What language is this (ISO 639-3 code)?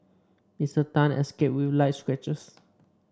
eng